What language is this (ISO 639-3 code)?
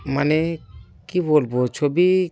ben